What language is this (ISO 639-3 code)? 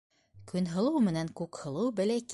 bak